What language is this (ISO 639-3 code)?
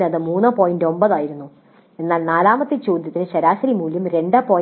mal